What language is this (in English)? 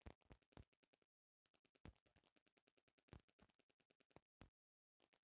Bhojpuri